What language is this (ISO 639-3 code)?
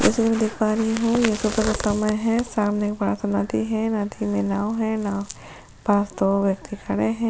hin